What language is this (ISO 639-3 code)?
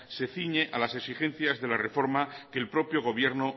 spa